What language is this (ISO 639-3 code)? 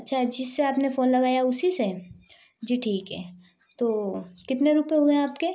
hin